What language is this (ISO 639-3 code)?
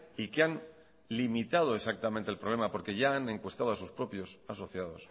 spa